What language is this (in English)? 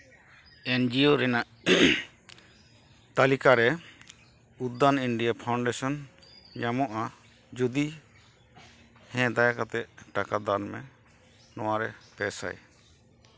Santali